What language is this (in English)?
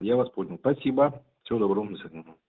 Russian